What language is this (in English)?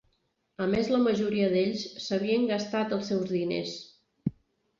Catalan